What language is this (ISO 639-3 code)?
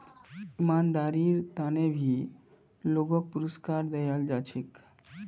mag